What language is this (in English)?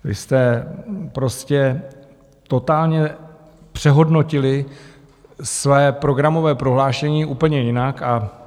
Czech